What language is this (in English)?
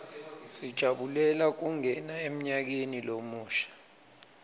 Swati